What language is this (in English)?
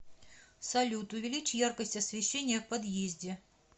Russian